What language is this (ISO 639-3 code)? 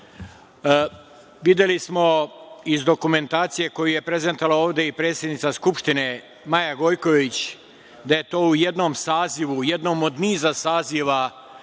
srp